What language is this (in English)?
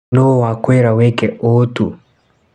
Kikuyu